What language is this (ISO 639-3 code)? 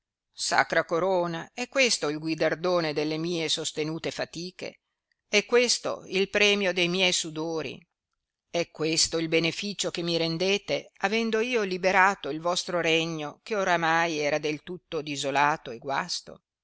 ita